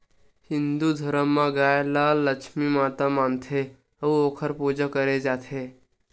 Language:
Chhattisgarhi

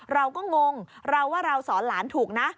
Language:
Thai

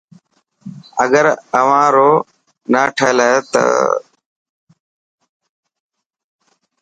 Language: Dhatki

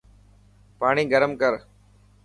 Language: Dhatki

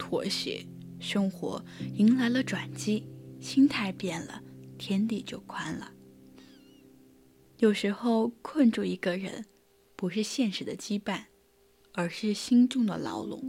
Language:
Chinese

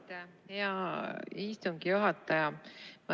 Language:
Estonian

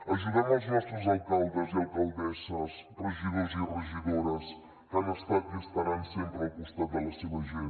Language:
Catalan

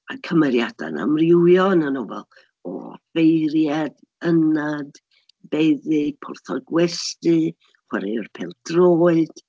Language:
Welsh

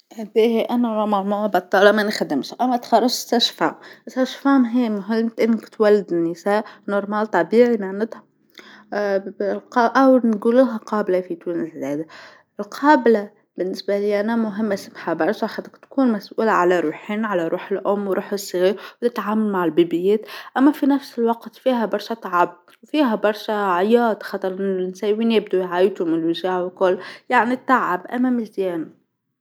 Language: Tunisian Arabic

